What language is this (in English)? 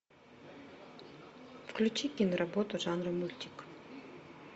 Russian